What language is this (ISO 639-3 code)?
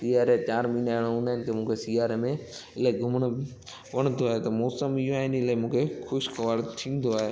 snd